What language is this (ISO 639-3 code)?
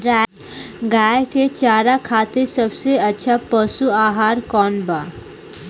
bho